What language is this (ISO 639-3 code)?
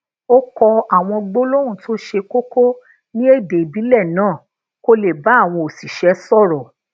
yor